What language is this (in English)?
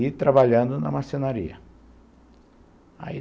Portuguese